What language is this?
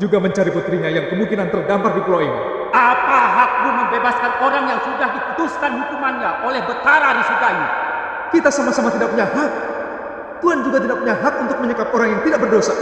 Indonesian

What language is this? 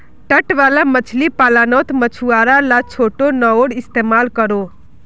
Magahi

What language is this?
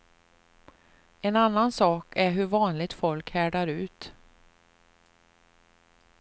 Swedish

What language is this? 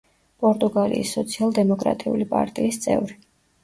Georgian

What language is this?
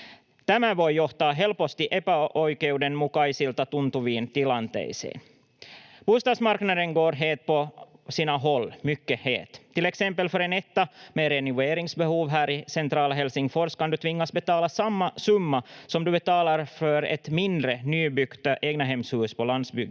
Finnish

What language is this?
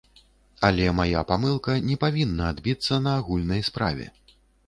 Belarusian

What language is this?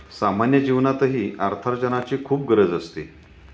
Marathi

